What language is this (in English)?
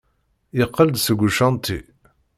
Kabyle